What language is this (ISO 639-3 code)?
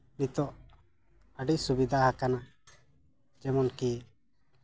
sat